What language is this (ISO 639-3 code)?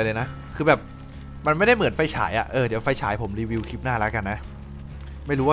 tha